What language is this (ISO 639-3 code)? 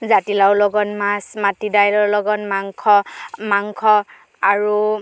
asm